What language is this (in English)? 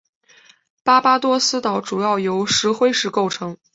Chinese